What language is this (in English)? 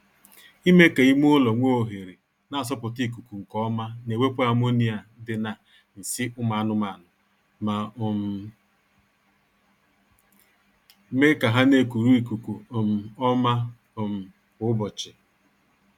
Igbo